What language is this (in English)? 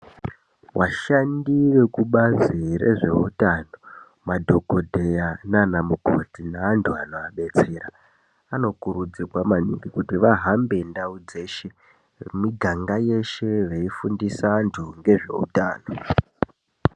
Ndau